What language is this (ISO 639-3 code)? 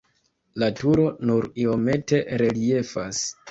epo